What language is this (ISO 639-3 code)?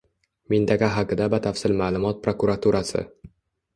uzb